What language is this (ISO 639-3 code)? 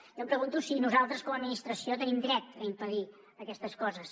cat